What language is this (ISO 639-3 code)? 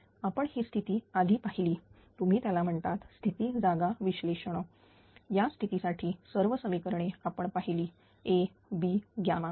mar